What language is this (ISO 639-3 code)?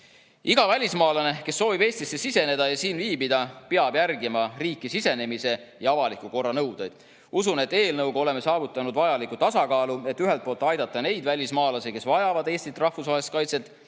est